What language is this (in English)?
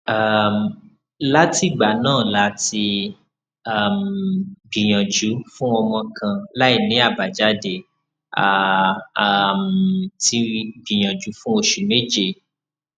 Yoruba